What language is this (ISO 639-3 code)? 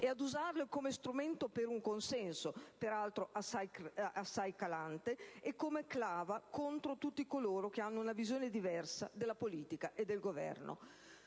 ita